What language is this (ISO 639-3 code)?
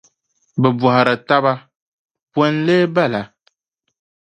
dag